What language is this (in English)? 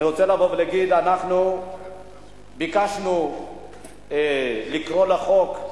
Hebrew